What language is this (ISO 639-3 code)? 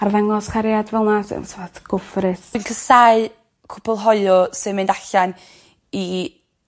cym